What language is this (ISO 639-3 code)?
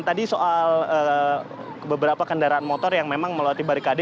ind